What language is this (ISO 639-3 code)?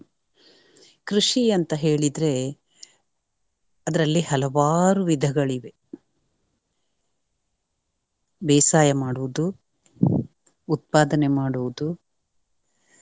kan